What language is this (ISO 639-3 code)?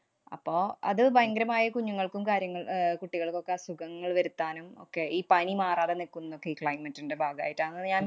mal